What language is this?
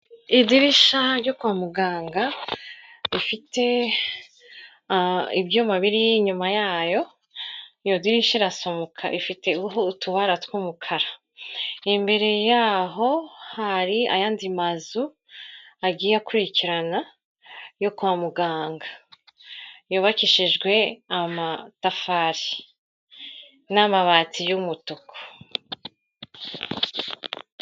Kinyarwanda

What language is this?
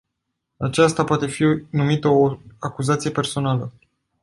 Romanian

